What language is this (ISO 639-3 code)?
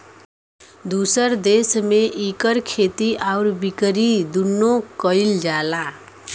bho